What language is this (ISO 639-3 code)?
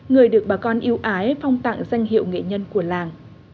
vie